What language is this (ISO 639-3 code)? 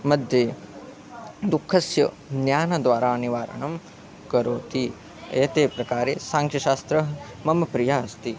san